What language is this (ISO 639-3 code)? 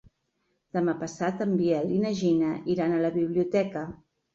cat